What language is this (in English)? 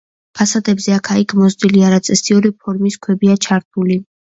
Georgian